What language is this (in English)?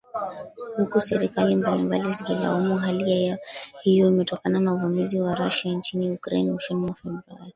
Swahili